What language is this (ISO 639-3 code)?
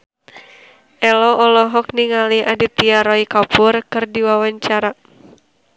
sun